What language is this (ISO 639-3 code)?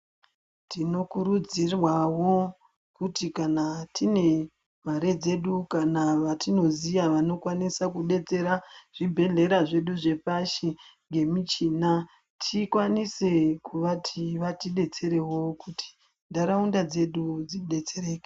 ndc